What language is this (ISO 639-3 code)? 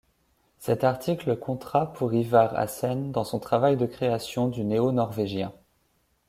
fra